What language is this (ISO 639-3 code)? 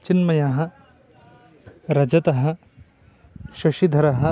san